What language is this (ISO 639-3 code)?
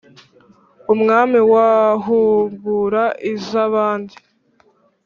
kin